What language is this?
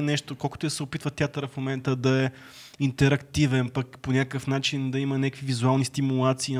Bulgarian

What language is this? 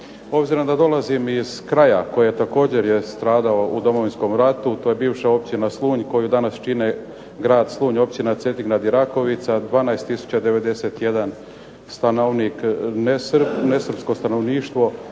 Croatian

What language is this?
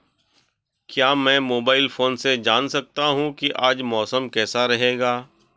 Hindi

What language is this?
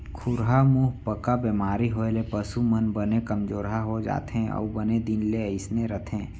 Chhattisgarhi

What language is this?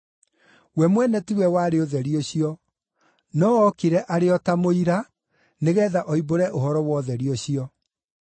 Kikuyu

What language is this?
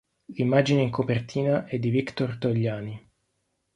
Italian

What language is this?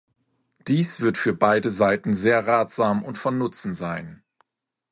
German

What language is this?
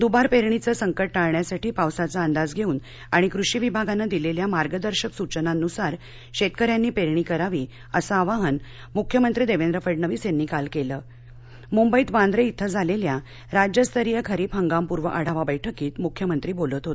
Marathi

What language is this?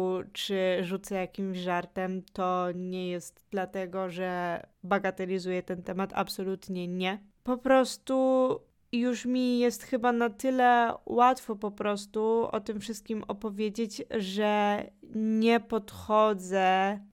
Polish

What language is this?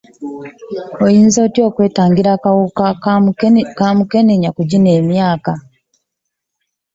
Ganda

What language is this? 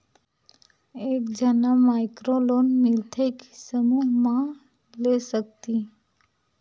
Chhattisgarhi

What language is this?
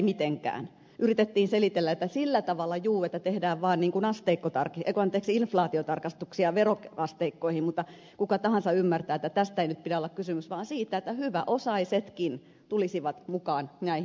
Finnish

